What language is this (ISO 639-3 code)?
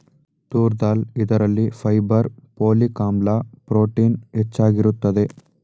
kan